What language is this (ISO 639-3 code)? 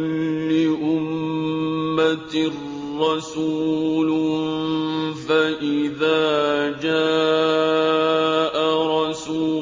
ara